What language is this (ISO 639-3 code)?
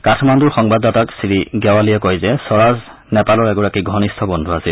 asm